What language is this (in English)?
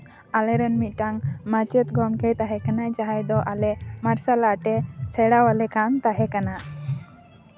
Santali